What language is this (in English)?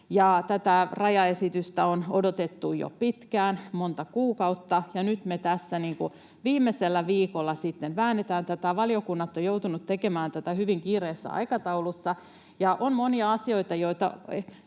Finnish